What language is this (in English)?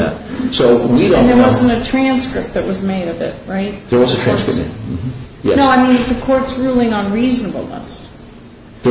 English